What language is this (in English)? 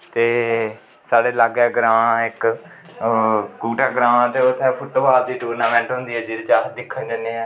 Dogri